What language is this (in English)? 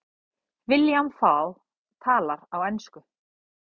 Icelandic